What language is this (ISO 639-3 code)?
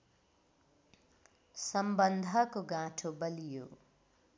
nep